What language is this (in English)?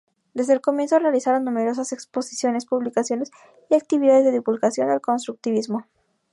Spanish